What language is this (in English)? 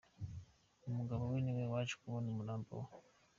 Kinyarwanda